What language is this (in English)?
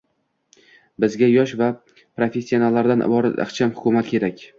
Uzbek